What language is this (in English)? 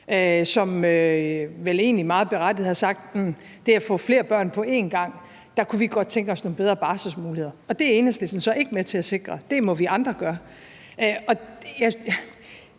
Danish